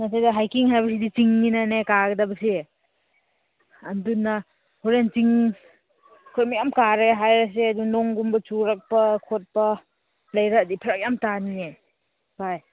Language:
Manipuri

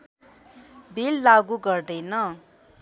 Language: Nepali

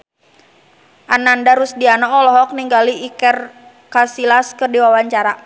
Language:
Sundanese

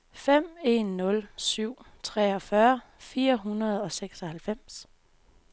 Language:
Danish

